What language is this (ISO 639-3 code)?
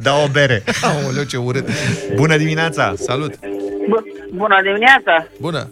ron